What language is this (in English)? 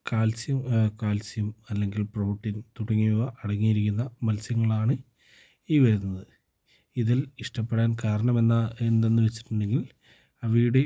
Malayalam